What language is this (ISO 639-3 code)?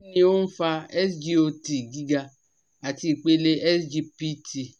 yor